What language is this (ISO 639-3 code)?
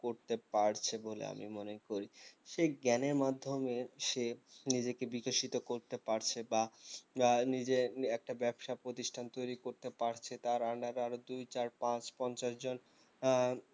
ben